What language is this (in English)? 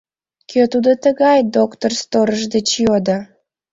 Mari